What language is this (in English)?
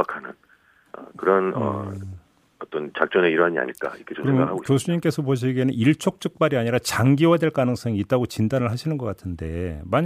Korean